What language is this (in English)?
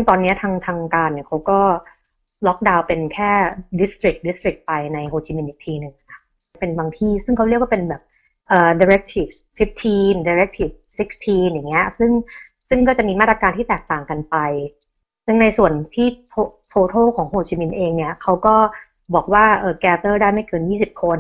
Thai